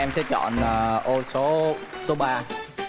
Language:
Vietnamese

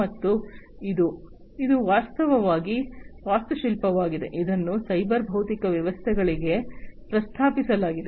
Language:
Kannada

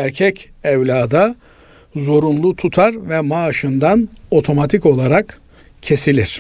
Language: Turkish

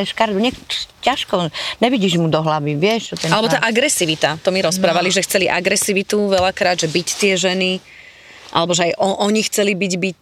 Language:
Slovak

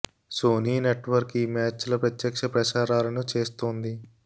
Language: Telugu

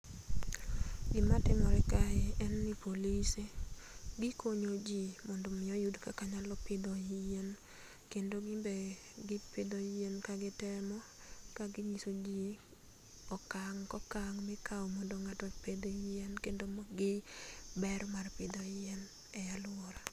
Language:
Luo (Kenya and Tanzania)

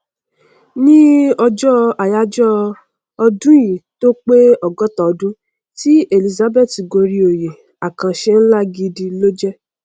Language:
Yoruba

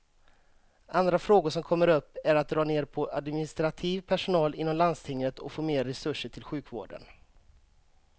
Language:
Swedish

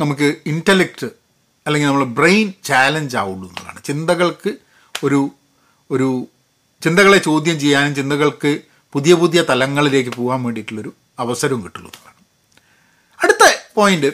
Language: Malayalam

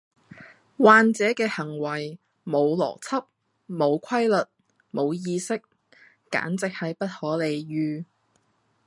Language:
Cantonese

